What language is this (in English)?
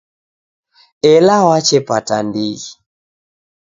Taita